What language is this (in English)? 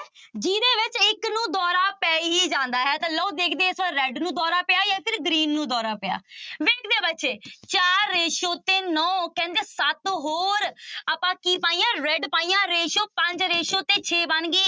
Punjabi